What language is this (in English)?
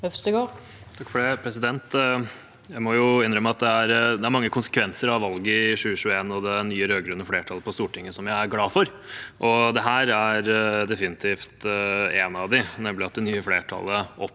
Norwegian